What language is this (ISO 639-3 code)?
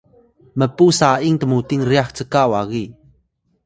tay